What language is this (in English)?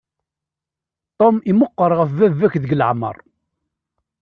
Kabyle